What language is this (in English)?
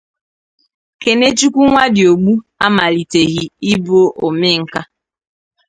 Igbo